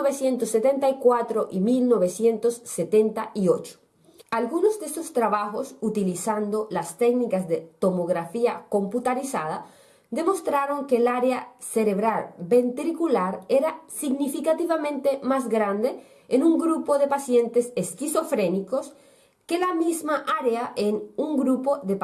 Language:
Spanish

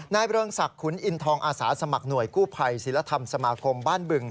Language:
Thai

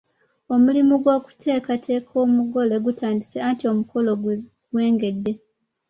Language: Ganda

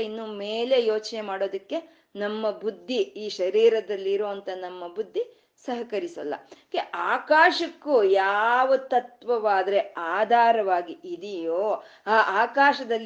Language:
Kannada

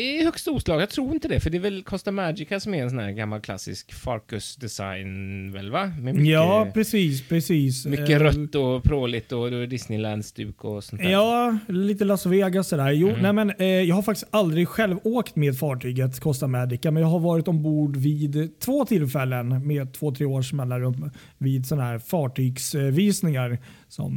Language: Swedish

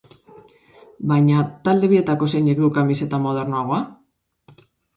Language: Basque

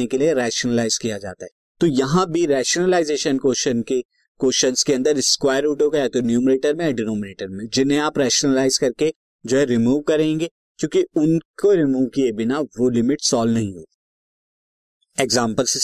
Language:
Hindi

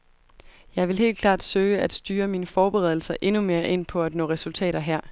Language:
Danish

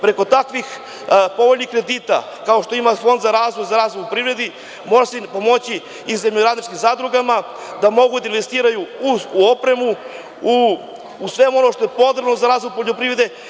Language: Serbian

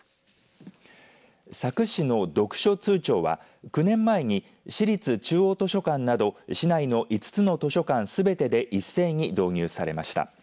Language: Japanese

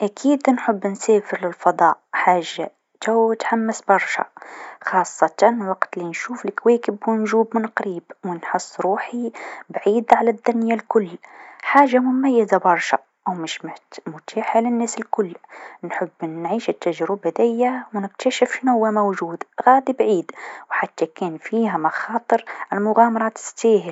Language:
Tunisian Arabic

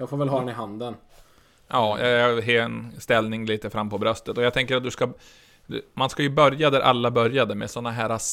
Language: Swedish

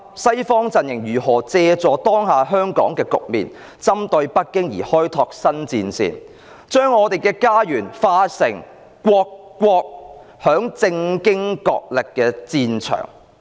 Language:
Cantonese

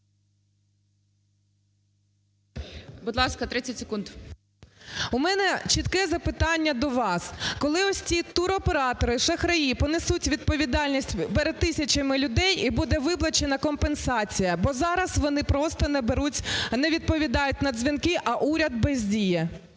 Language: Ukrainian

